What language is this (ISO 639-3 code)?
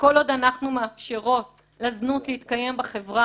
heb